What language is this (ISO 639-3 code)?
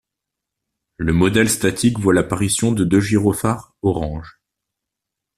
fra